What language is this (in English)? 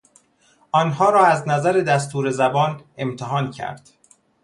Persian